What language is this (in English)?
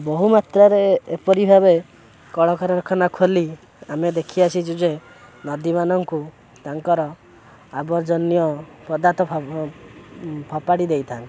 Odia